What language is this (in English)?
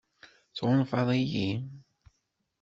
Kabyle